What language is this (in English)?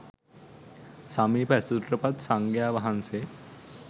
Sinhala